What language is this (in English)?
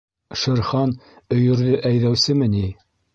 Bashkir